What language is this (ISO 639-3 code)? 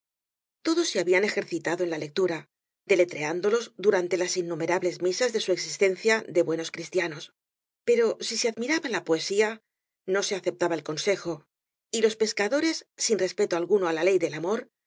spa